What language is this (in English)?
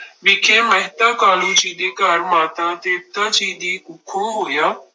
Punjabi